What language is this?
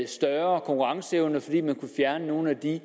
Danish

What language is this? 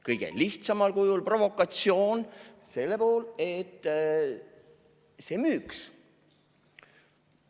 Estonian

